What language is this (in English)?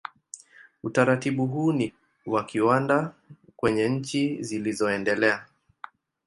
Swahili